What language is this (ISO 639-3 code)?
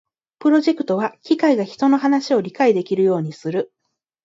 jpn